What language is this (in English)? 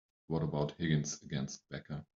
English